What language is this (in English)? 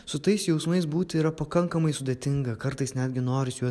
Lithuanian